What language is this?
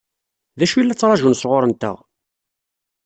Kabyle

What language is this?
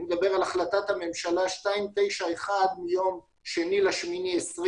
Hebrew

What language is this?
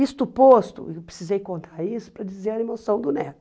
Portuguese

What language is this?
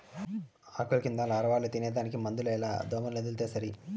Telugu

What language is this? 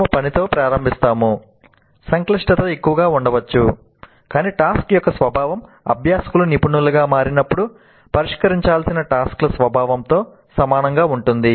Telugu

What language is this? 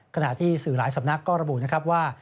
Thai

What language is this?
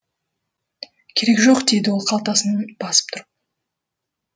Kazakh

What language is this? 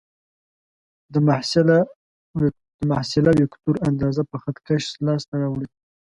Pashto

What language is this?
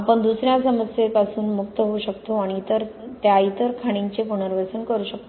Marathi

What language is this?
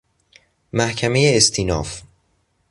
Persian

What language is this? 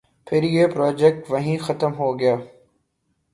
Urdu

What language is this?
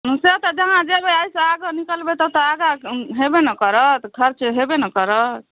Maithili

